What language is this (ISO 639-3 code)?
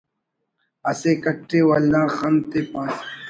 brh